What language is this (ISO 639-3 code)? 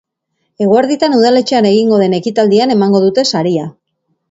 eus